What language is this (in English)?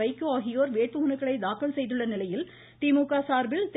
Tamil